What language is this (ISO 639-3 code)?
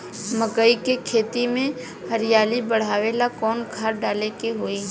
bho